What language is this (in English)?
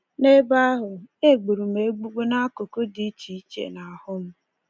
Igbo